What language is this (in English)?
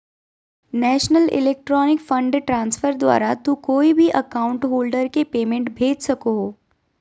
Magahi